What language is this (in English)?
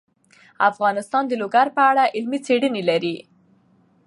Pashto